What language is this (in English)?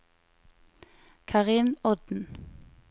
Norwegian